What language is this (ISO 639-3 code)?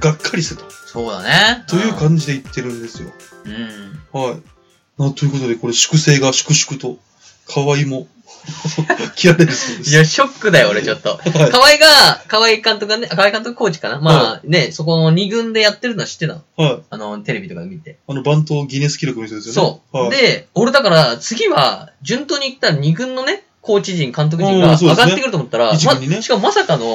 jpn